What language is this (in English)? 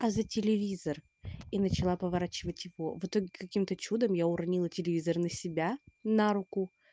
Russian